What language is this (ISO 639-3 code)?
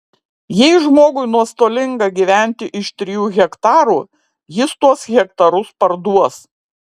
lit